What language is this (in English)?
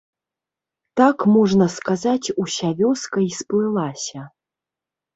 Belarusian